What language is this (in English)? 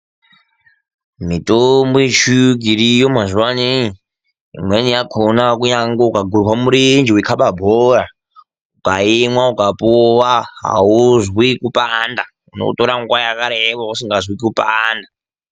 Ndau